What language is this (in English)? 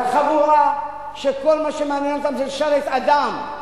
Hebrew